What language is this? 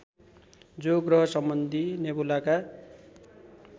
Nepali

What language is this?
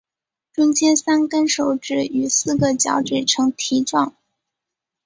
Chinese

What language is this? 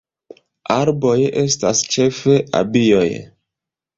Esperanto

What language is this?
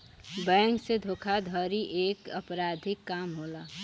Bhojpuri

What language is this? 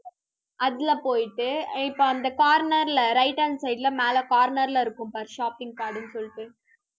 Tamil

